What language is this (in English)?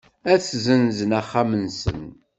Kabyle